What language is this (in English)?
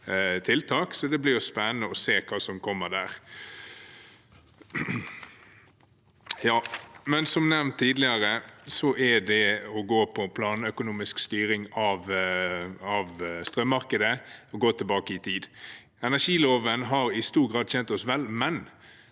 Norwegian